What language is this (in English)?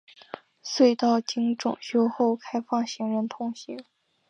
Chinese